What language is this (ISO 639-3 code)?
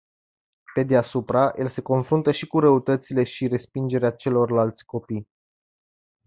ron